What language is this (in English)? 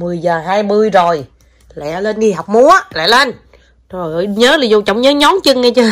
Vietnamese